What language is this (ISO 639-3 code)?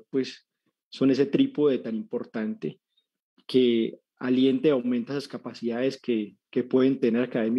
spa